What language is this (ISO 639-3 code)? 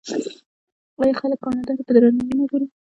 pus